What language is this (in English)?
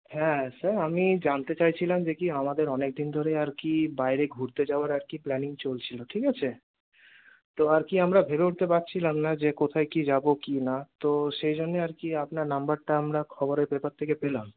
Bangla